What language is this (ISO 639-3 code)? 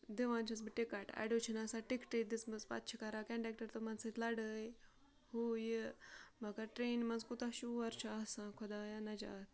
kas